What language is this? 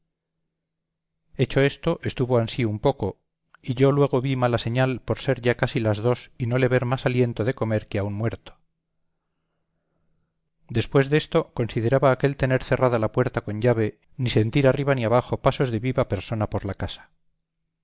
Spanish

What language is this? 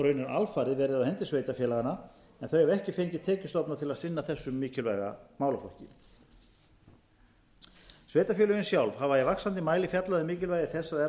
Icelandic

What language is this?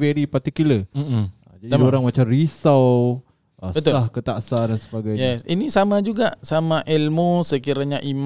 Malay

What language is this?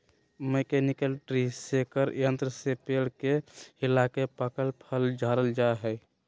Magahi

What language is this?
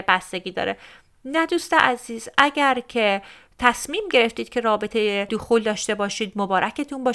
Persian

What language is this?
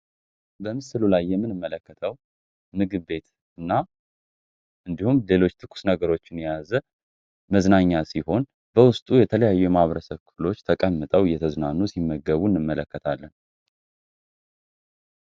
Amharic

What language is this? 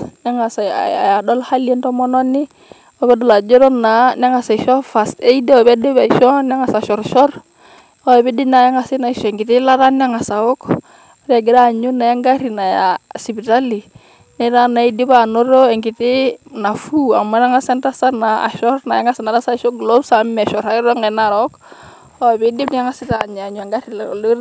Masai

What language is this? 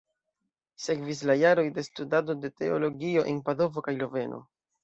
Esperanto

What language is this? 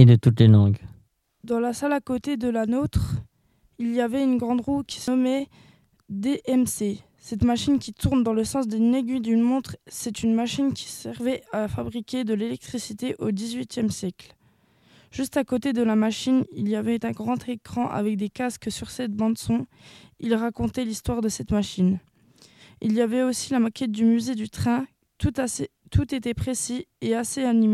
French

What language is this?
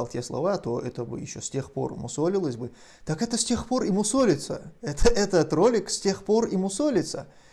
Russian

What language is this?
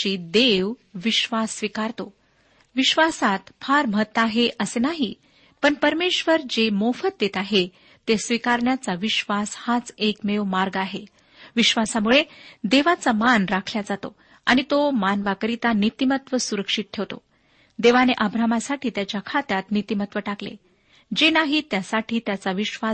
Marathi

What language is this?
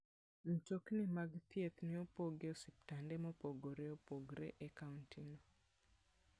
Luo (Kenya and Tanzania)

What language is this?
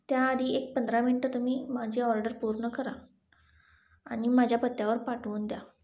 Marathi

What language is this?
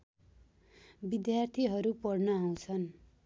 Nepali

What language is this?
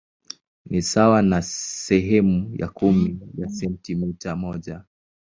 Swahili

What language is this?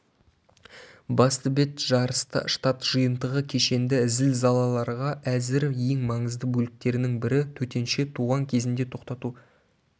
Kazakh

